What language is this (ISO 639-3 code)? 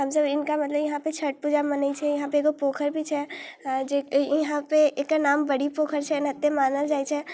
mai